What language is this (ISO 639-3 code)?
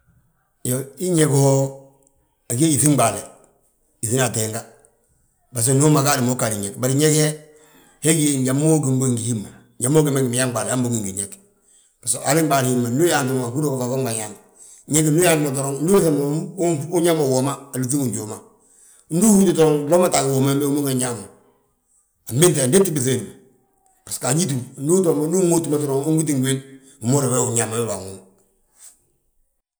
bjt